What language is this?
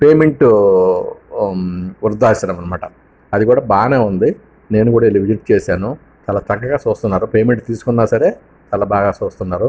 Telugu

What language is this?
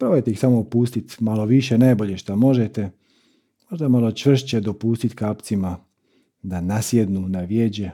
Croatian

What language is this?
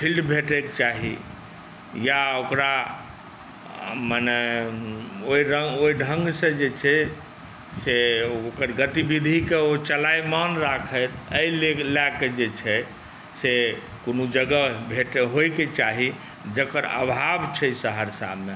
Maithili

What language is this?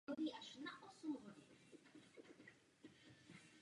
Czech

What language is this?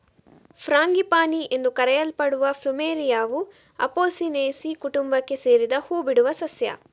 Kannada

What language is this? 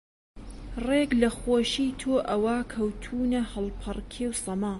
Central Kurdish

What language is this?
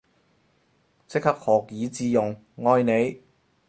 Cantonese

